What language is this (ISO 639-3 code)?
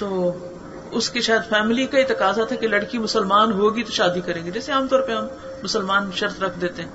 urd